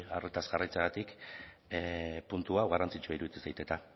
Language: Basque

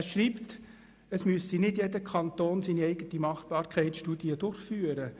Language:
Swiss German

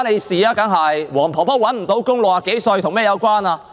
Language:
Cantonese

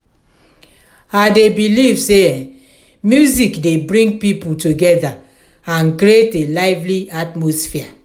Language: Nigerian Pidgin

